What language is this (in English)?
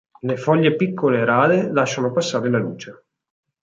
Italian